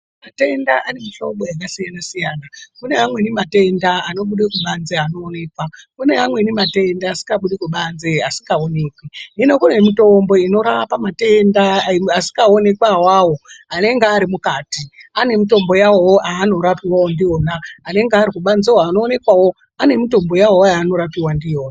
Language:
Ndau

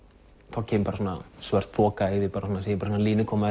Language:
Icelandic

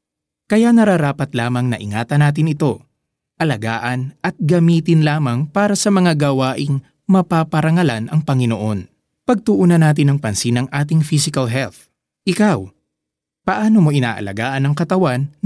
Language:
Filipino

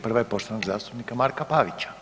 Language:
Croatian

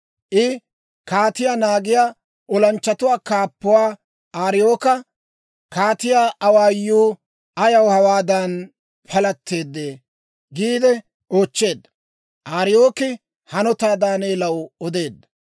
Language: Dawro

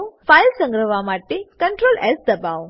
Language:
Gujarati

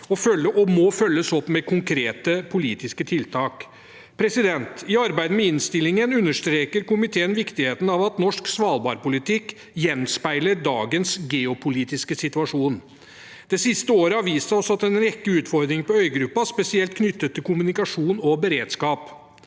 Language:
Norwegian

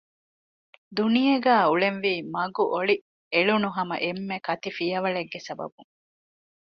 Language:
Divehi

